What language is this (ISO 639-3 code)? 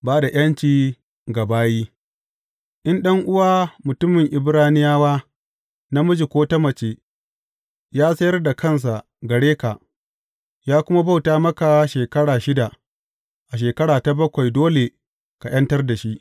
hau